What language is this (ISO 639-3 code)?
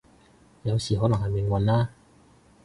yue